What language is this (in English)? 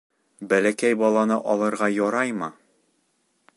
Bashkir